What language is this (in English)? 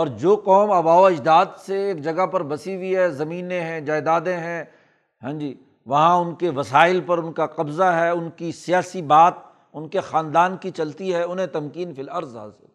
Urdu